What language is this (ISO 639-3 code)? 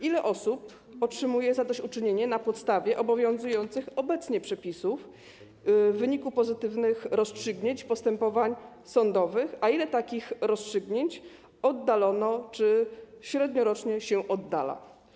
pol